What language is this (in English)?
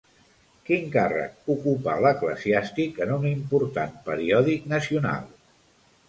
Catalan